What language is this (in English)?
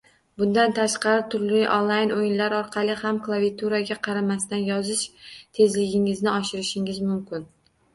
Uzbek